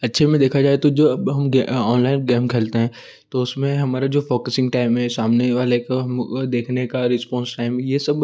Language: Hindi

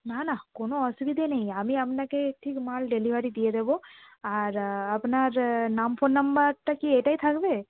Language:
Bangla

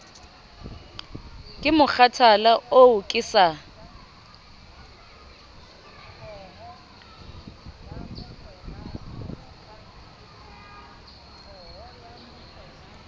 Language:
Southern Sotho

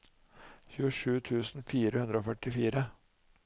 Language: Norwegian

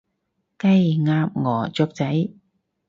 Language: Cantonese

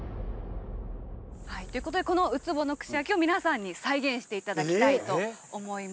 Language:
Japanese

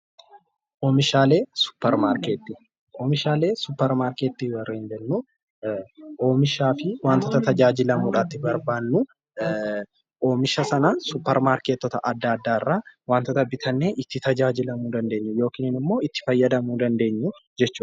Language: Oromo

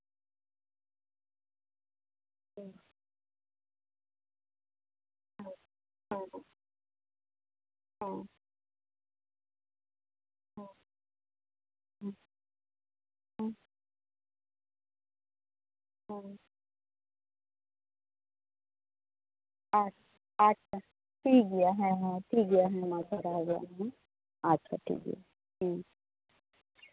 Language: Santali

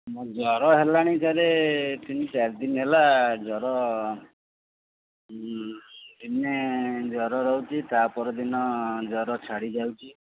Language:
Odia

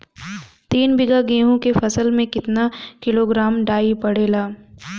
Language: Bhojpuri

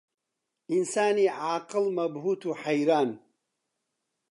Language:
Central Kurdish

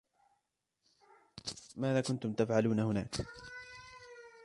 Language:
Arabic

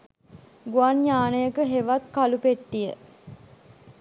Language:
Sinhala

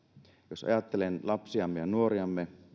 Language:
Finnish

